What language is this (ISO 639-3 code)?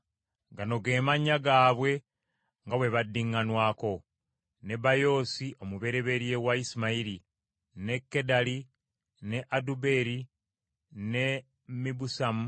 lug